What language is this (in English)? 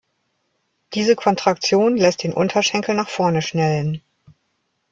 German